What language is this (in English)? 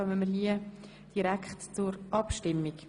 Swiss German